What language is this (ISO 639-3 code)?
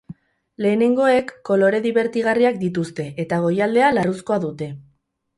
eus